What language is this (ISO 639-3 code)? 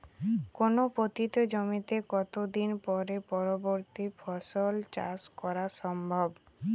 ben